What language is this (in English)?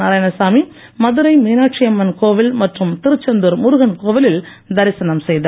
Tamil